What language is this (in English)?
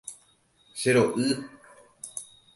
Guarani